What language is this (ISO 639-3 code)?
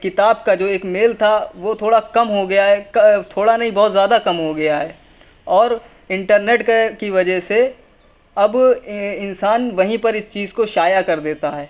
urd